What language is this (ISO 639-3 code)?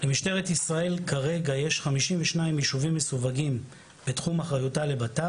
heb